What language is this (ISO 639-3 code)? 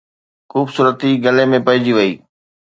snd